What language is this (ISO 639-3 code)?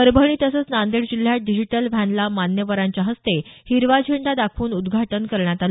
mar